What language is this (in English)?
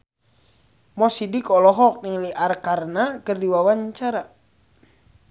Sundanese